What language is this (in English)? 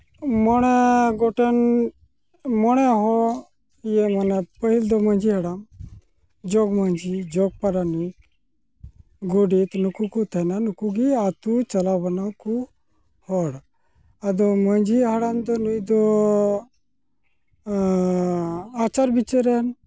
Santali